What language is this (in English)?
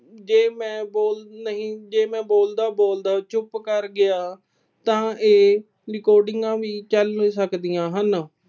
Punjabi